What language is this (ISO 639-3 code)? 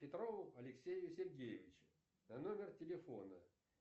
rus